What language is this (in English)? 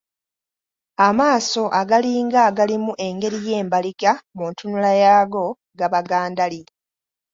Ganda